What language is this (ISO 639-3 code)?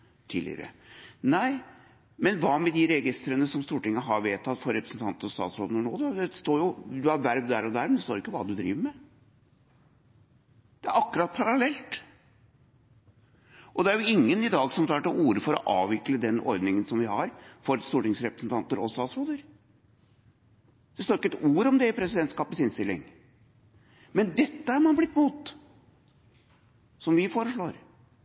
nob